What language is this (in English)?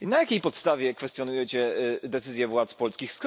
Polish